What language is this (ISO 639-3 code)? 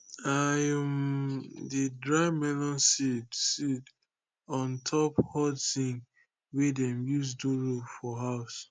pcm